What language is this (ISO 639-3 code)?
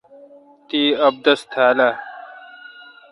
xka